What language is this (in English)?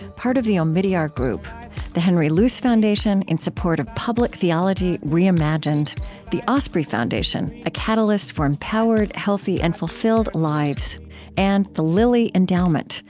English